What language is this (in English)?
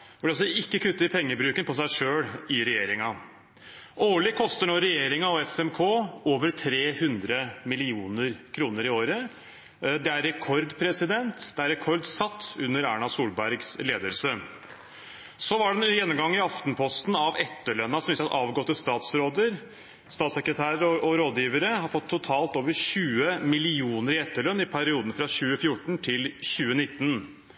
Norwegian